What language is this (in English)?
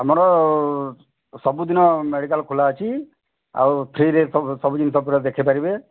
Odia